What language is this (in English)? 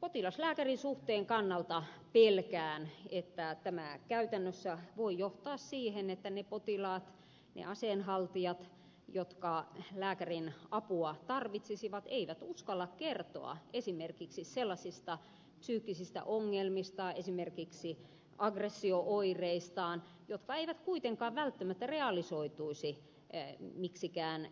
Finnish